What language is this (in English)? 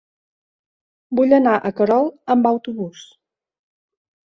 Catalan